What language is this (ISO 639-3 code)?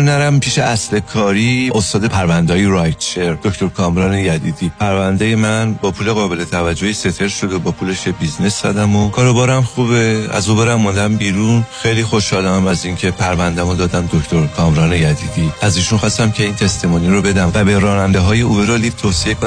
fas